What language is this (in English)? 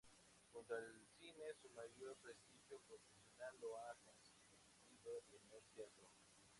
Spanish